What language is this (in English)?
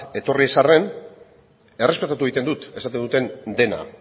Basque